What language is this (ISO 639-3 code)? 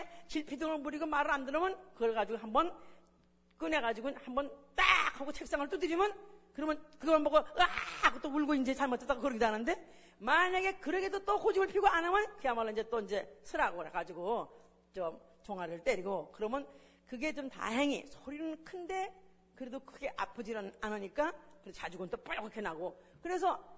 kor